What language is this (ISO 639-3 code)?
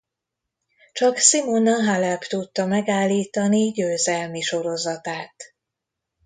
hun